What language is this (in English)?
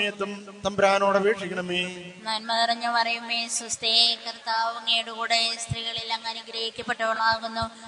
Romanian